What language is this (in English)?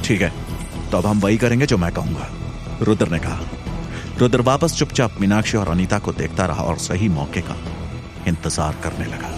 Hindi